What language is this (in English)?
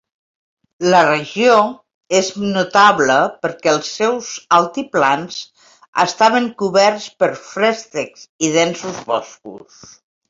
Catalan